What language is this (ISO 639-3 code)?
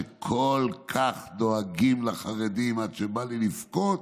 heb